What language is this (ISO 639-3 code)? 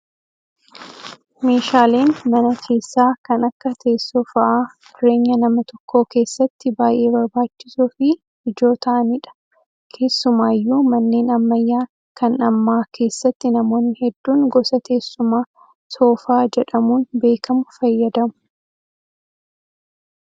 orm